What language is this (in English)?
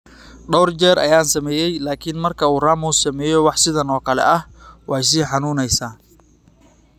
Somali